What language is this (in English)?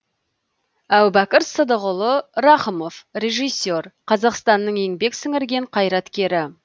Kazakh